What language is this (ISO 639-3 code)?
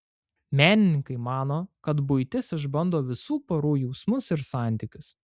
lit